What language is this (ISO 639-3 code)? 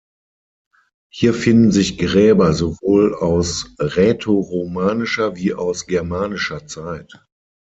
deu